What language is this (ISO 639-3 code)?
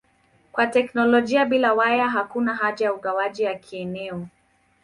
swa